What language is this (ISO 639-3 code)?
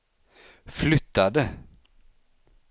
swe